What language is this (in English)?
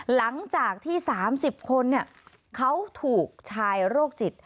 Thai